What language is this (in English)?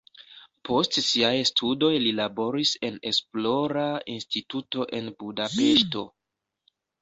Esperanto